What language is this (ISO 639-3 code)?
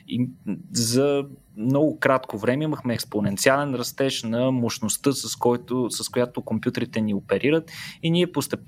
bul